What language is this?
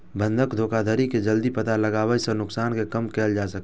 Maithili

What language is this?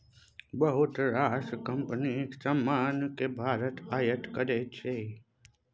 Maithili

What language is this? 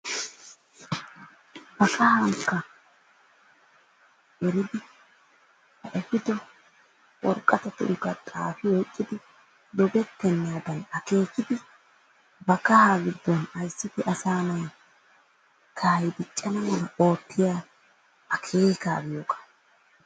Wolaytta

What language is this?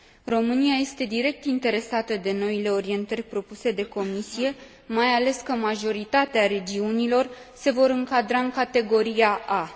Romanian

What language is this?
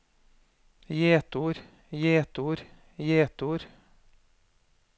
Norwegian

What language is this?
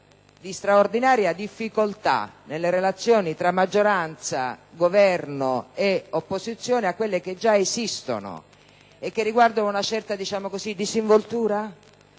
Italian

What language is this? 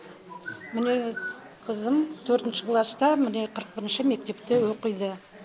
Kazakh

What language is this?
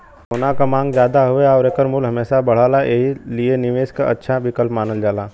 Bhojpuri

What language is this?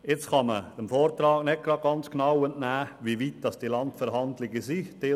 Swiss German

